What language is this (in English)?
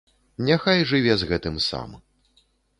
Belarusian